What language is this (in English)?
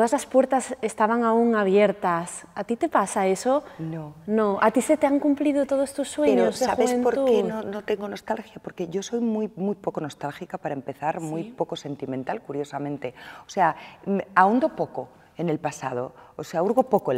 Spanish